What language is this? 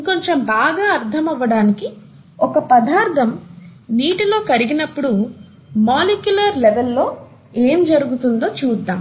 Telugu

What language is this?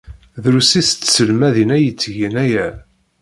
Kabyle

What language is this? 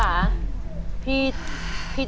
Thai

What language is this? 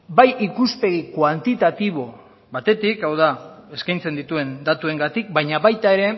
Basque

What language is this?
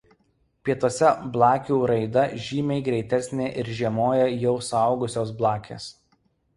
Lithuanian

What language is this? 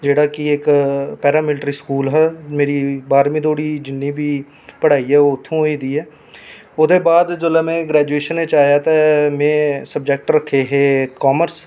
Dogri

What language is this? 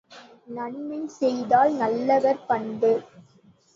Tamil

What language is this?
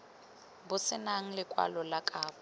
Tswana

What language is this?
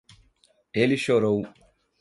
Portuguese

